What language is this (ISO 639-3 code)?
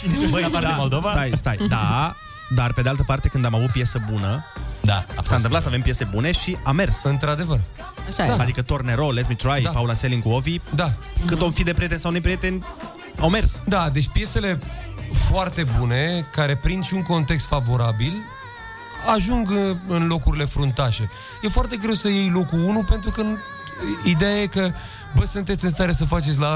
ron